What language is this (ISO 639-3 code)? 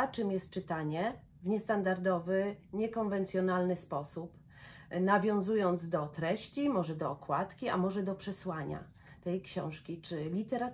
pol